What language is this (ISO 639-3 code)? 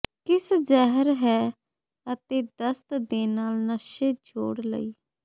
pan